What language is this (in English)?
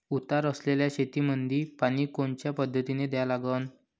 Marathi